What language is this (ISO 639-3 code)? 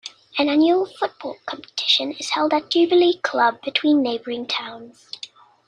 eng